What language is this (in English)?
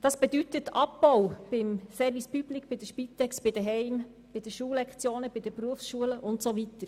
Swiss German